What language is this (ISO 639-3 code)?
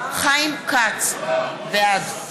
heb